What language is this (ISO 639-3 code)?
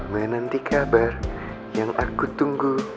ind